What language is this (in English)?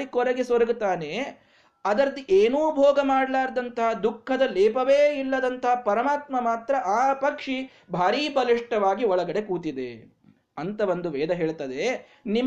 Kannada